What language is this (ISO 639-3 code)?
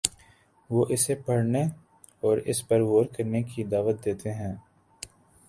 urd